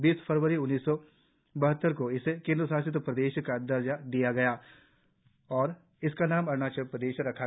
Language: Hindi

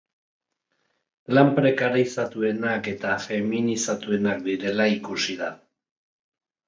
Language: Basque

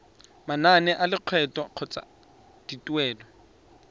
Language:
Tswana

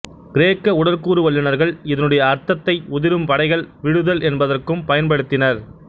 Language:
Tamil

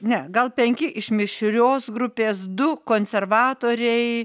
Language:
Lithuanian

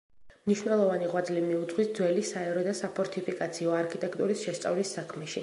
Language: Georgian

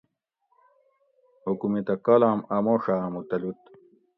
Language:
Gawri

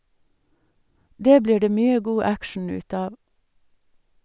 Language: Norwegian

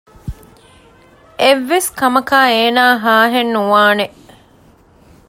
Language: Divehi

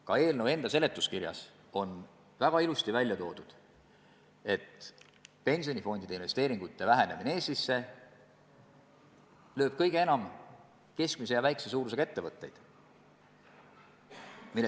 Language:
Estonian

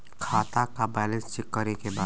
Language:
Bhojpuri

